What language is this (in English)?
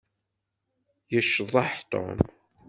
Kabyle